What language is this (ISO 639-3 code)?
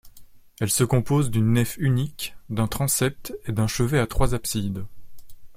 fra